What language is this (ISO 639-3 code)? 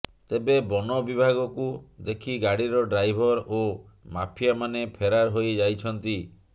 ori